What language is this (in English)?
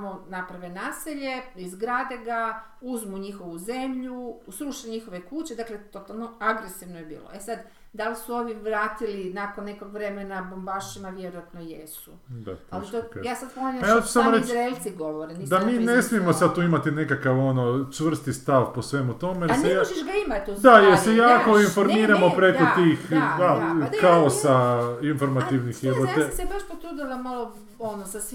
Croatian